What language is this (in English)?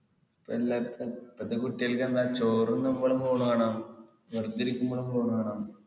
Malayalam